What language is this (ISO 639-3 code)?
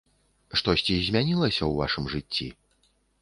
bel